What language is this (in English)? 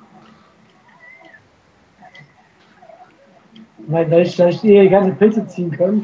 German